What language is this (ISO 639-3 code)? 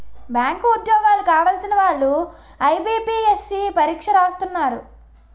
tel